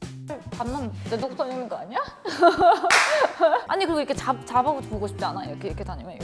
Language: Korean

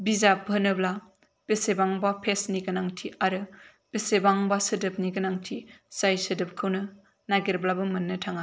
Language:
Bodo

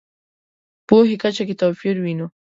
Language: Pashto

